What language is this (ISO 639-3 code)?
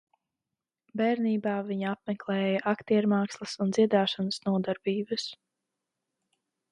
lav